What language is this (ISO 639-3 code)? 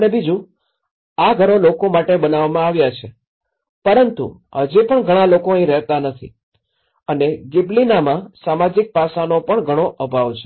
guj